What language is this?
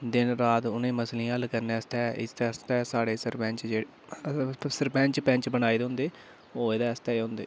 Dogri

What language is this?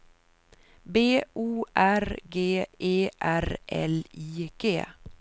Swedish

